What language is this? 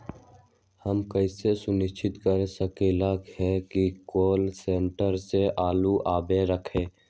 Magahi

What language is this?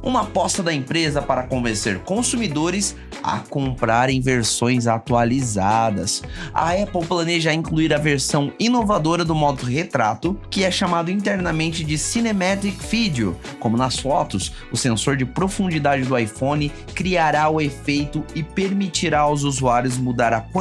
Portuguese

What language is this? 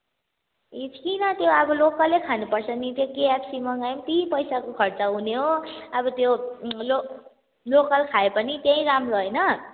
Nepali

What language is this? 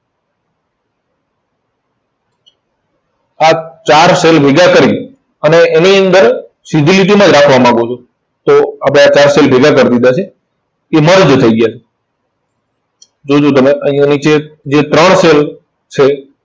Gujarati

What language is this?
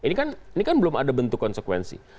Indonesian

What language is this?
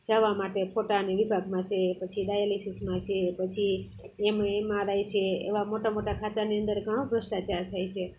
Gujarati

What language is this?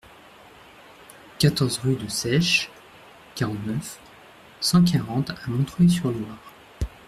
French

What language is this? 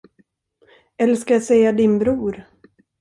Swedish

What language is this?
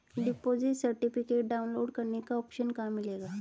Hindi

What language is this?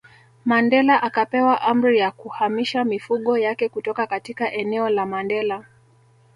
Swahili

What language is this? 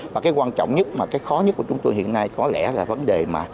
Vietnamese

